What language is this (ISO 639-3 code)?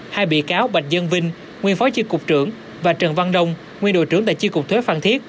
vie